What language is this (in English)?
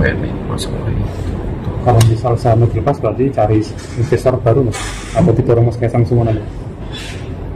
Indonesian